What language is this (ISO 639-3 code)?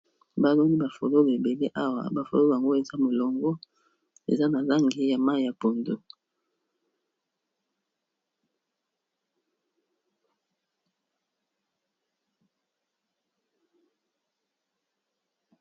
lin